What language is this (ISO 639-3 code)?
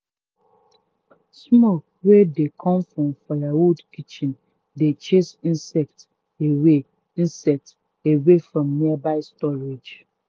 pcm